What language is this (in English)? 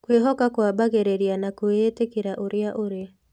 Kikuyu